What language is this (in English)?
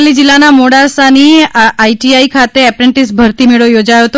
Gujarati